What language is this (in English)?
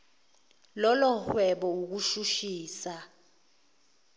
Zulu